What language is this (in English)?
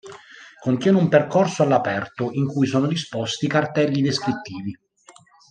Italian